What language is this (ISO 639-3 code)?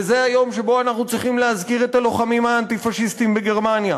heb